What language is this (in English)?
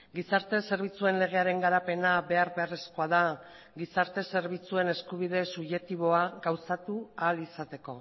Basque